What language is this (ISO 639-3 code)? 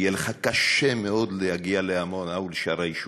heb